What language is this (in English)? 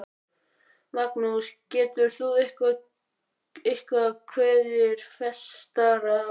Icelandic